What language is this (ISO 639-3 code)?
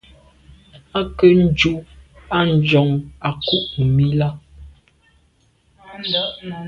byv